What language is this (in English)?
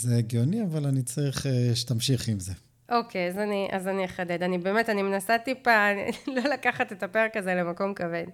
Hebrew